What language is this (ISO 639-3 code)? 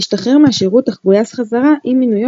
heb